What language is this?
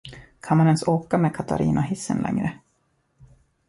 Swedish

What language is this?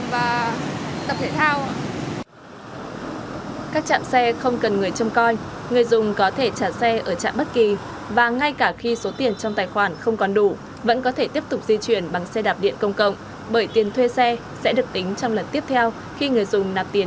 Vietnamese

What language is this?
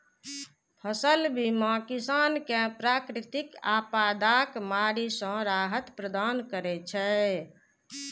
Maithili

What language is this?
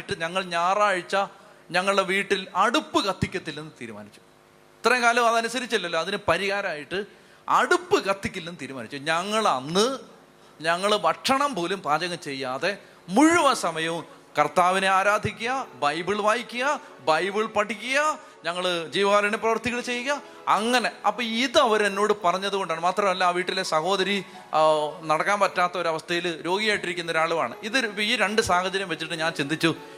Malayalam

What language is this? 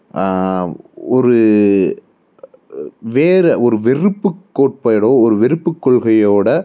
Tamil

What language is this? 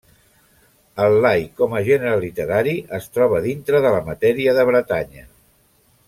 Catalan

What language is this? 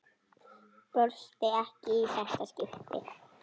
Icelandic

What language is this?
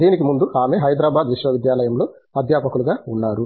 Telugu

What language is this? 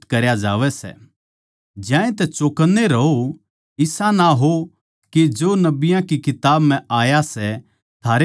Haryanvi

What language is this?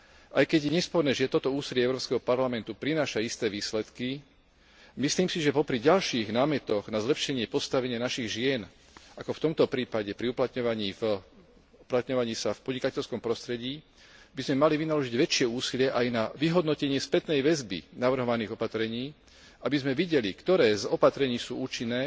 Slovak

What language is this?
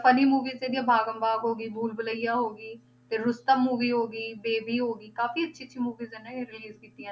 Punjabi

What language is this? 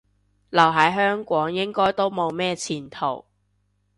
Cantonese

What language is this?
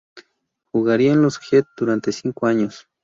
Spanish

